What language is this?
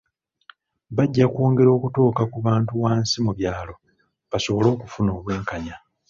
Ganda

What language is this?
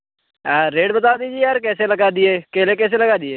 Hindi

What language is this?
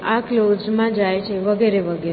Gujarati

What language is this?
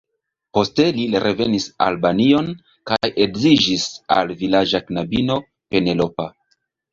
Esperanto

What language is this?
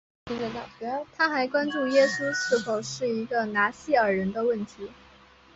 Chinese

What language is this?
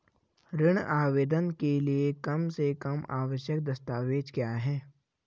Hindi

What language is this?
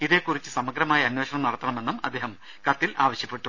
Malayalam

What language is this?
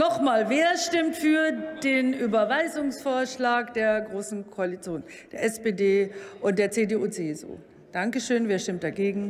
German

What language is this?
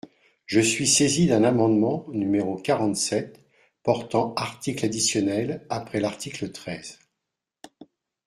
French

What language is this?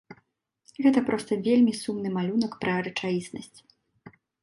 Belarusian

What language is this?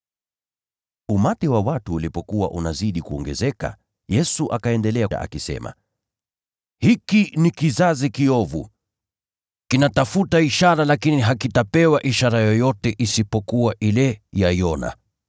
Swahili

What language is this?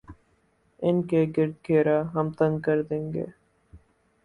Urdu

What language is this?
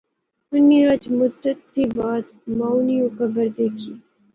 Pahari-Potwari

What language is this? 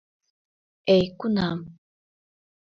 Mari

